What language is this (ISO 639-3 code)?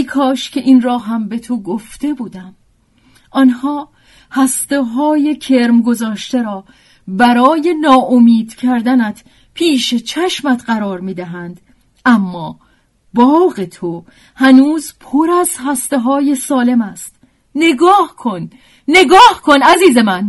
fas